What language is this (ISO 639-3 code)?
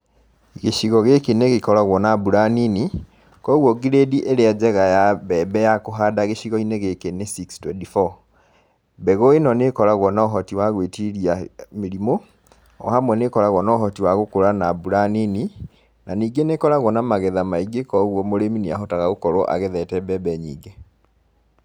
kik